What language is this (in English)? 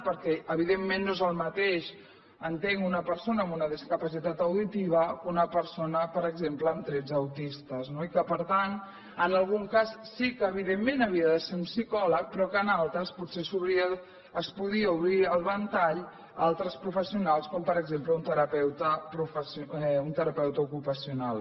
Catalan